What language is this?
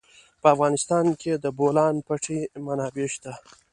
Pashto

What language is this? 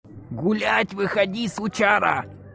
Russian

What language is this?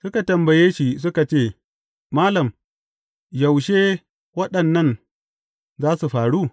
Hausa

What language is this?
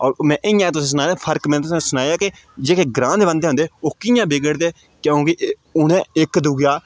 Dogri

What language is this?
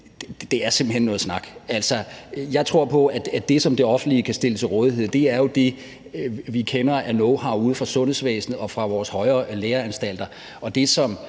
Danish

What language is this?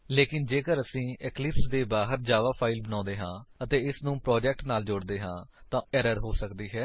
Punjabi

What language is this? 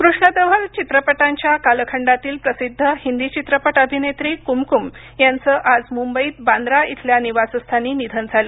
Marathi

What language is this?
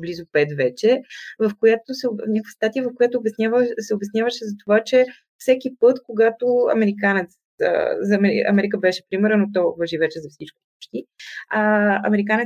Bulgarian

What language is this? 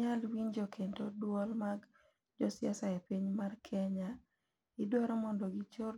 Luo (Kenya and Tanzania)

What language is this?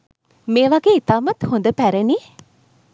Sinhala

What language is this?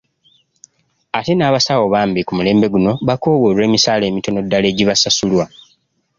Ganda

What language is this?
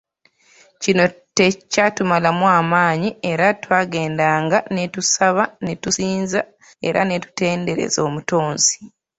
Ganda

